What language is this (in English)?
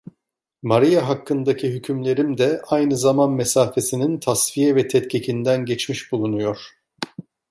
Turkish